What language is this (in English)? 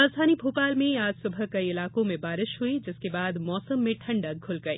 Hindi